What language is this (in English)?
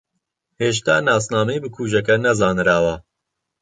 Central Kurdish